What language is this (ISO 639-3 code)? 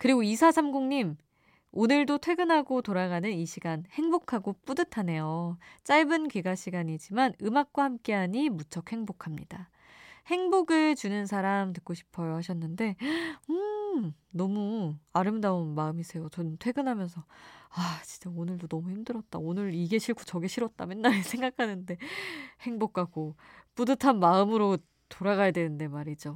kor